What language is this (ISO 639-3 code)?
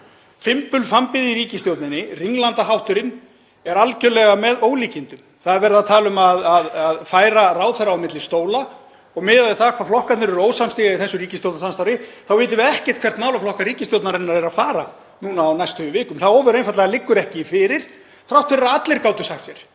isl